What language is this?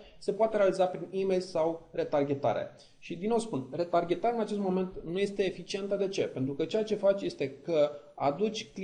Romanian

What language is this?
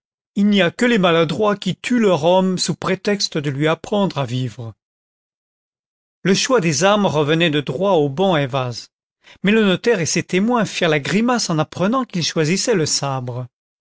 French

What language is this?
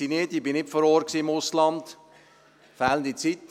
Swiss German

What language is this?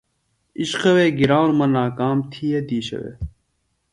Phalura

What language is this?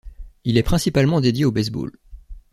French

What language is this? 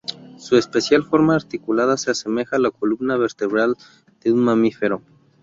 Spanish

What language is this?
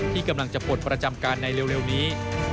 Thai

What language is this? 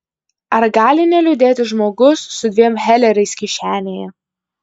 Lithuanian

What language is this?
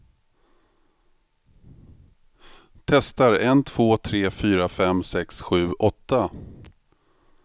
Swedish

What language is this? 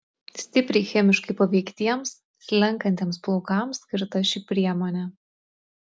Lithuanian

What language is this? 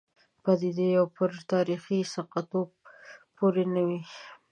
Pashto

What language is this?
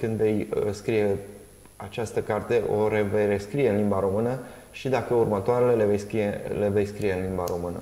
Romanian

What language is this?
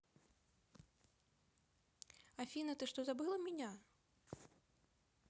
Russian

